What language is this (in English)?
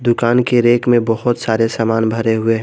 Hindi